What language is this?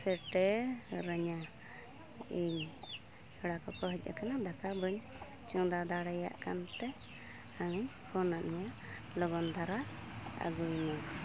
Santali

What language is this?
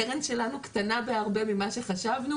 Hebrew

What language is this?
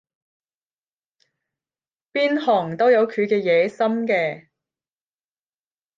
Cantonese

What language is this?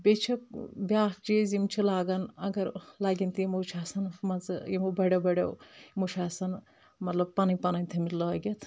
Kashmiri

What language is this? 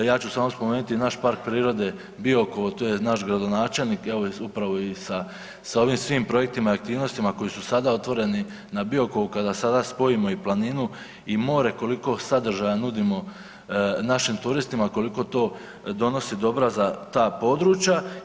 Croatian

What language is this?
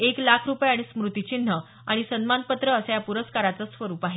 Marathi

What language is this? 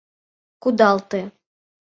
Mari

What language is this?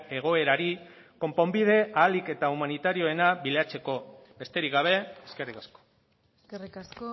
Basque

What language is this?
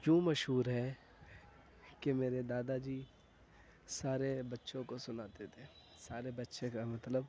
Urdu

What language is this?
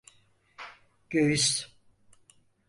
Turkish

